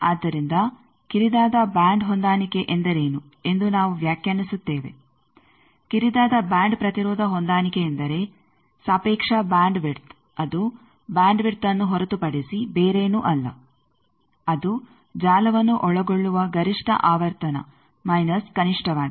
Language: Kannada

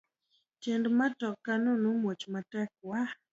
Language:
Luo (Kenya and Tanzania)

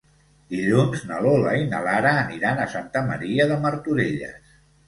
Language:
Catalan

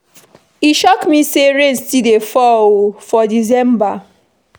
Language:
Nigerian Pidgin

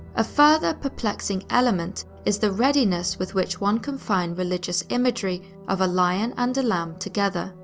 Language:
English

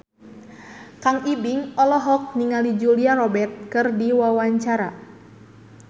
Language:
Sundanese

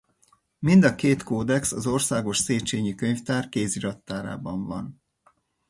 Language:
Hungarian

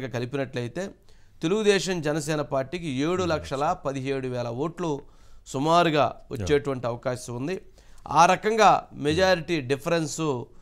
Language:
Telugu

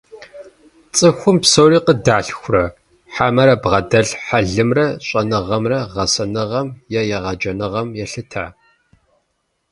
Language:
Kabardian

